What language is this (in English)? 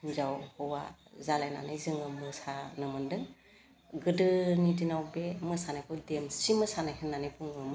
Bodo